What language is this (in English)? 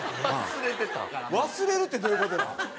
Japanese